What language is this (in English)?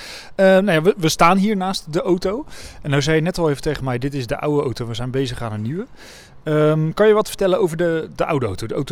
Dutch